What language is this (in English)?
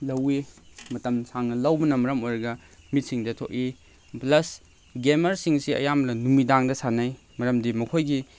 Manipuri